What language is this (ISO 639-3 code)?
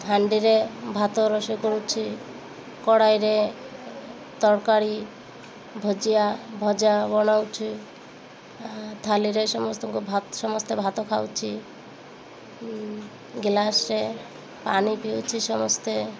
ori